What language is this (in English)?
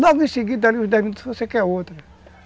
Portuguese